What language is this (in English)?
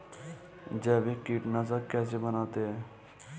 Hindi